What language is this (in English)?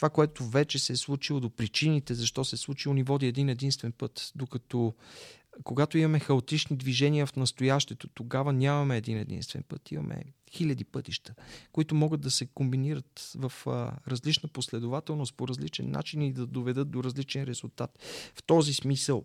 Bulgarian